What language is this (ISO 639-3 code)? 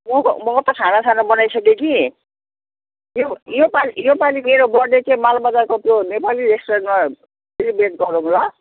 nep